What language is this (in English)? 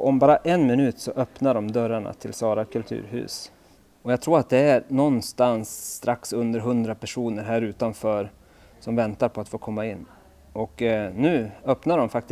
Swedish